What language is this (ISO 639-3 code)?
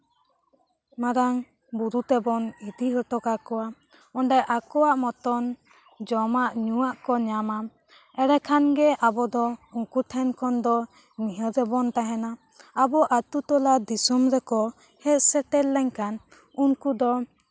sat